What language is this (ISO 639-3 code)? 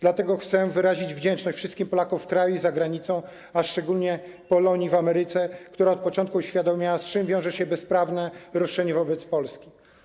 pol